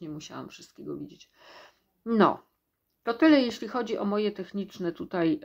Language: Polish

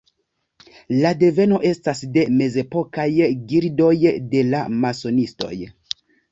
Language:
Esperanto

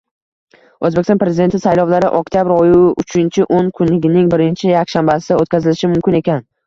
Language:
Uzbek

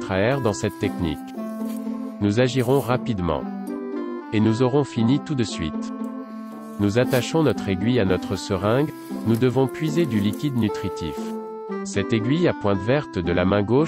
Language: French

